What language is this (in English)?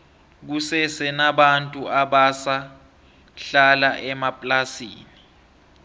South Ndebele